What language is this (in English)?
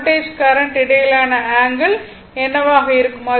Tamil